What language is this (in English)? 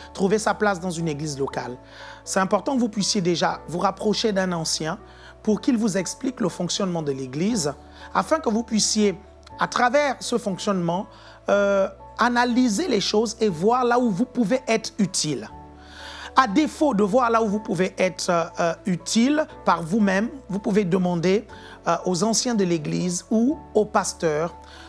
French